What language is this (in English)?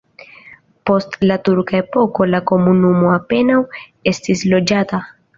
Esperanto